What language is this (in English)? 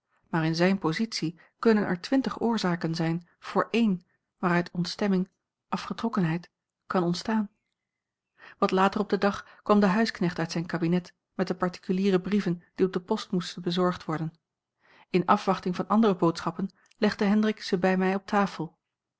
Dutch